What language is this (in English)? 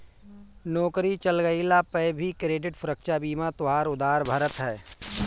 Bhojpuri